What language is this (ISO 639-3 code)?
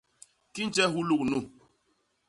bas